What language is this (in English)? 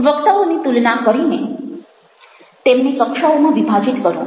Gujarati